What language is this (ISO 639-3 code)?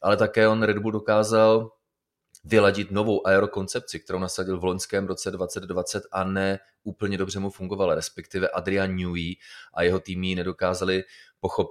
ces